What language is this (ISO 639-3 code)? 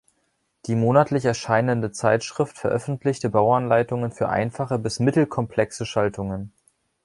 deu